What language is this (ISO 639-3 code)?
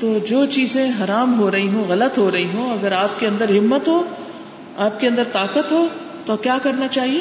urd